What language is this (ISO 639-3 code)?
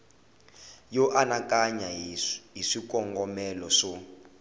tso